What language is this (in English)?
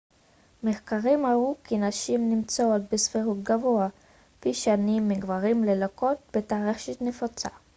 Hebrew